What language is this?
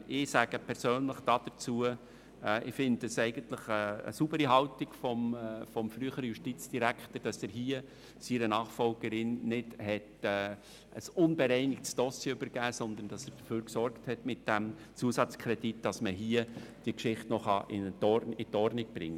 Swiss German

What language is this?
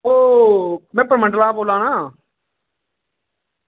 Dogri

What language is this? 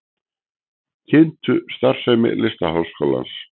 Icelandic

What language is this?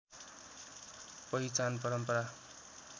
Nepali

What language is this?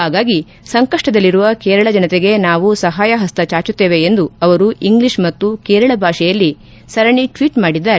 Kannada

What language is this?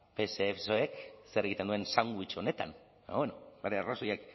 Basque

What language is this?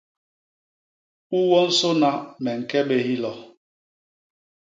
Basaa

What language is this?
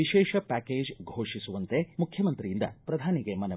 Kannada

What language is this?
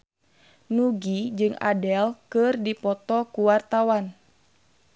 Sundanese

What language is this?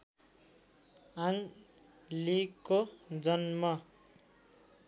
Nepali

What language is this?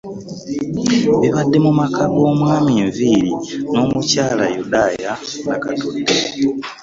Ganda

